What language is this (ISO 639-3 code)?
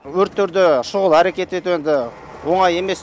kaz